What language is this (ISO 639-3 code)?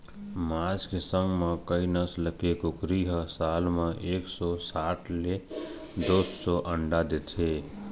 hne